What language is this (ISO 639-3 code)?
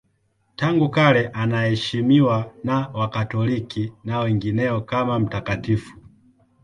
swa